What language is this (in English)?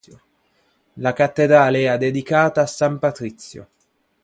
Italian